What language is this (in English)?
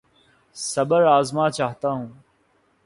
Urdu